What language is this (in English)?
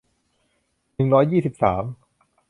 Thai